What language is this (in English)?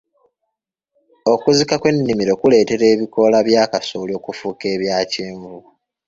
Ganda